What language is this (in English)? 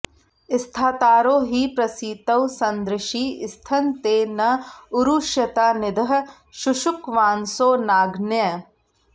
Sanskrit